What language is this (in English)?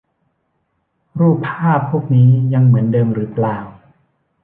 Thai